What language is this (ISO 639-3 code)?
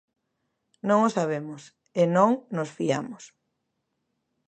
glg